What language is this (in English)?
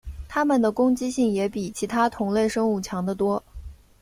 Chinese